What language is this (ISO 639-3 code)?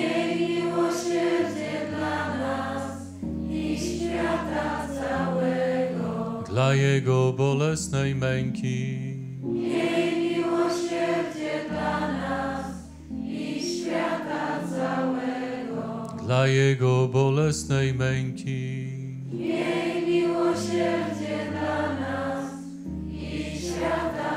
pol